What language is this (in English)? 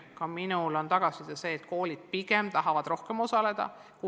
Estonian